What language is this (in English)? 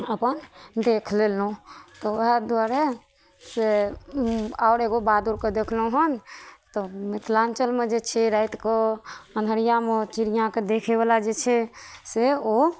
Maithili